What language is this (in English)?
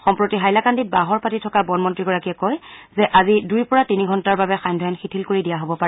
Assamese